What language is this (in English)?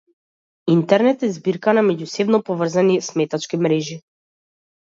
Macedonian